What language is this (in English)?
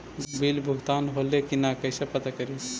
Magahi